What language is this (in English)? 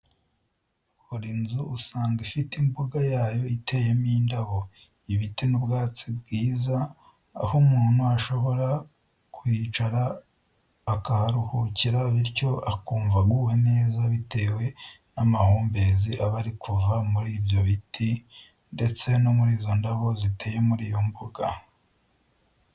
Kinyarwanda